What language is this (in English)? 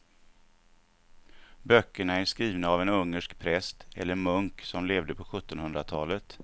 Swedish